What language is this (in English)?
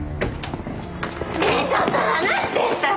Japanese